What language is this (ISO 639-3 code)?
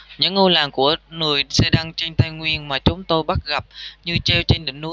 vie